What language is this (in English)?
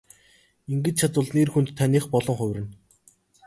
Mongolian